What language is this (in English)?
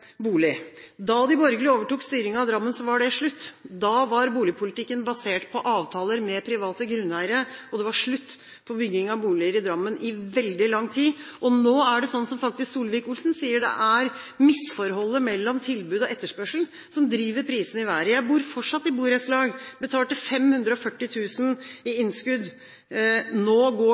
Norwegian Bokmål